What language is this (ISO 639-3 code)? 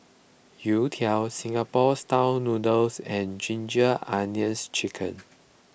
eng